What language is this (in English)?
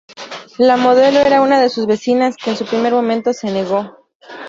Spanish